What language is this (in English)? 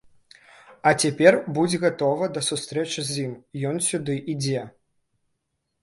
Belarusian